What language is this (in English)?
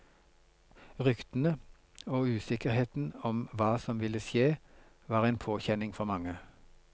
Norwegian